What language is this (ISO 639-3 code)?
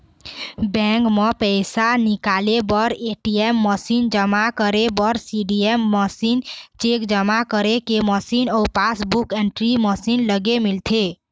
hne